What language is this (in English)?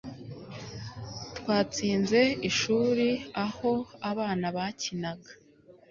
Kinyarwanda